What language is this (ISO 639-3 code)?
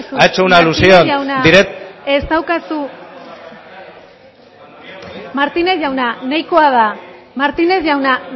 eus